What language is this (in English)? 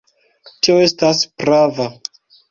Esperanto